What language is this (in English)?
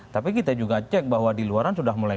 Indonesian